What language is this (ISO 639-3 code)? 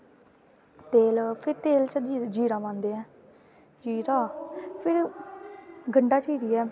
doi